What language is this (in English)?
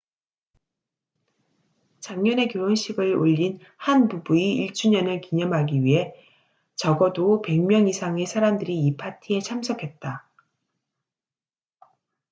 Korean